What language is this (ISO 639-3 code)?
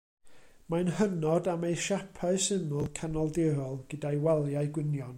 cym